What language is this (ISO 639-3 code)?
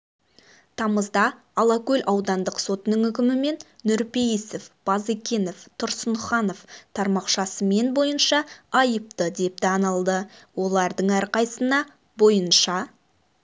kaz